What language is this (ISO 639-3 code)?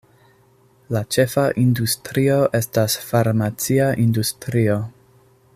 epo